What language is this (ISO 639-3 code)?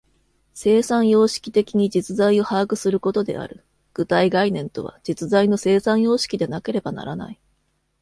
jpn